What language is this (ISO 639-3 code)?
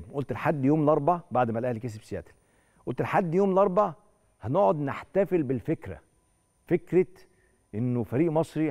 ara